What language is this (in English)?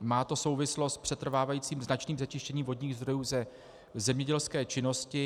Czech